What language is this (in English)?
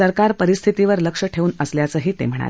Marathi